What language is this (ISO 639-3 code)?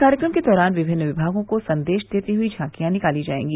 hin